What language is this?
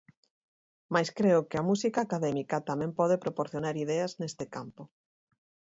Galician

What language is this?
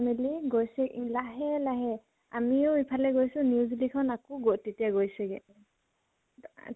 Assamese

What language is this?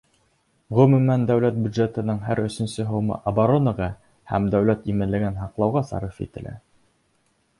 Bashkir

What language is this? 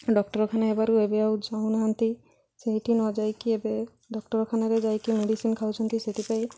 Odia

